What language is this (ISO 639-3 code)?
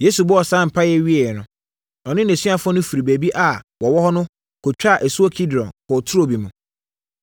aka